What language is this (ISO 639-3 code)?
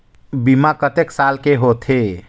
hne